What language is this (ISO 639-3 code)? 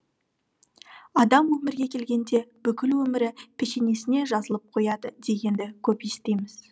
kaz